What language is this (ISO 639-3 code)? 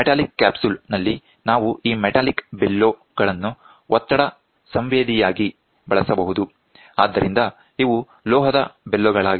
kan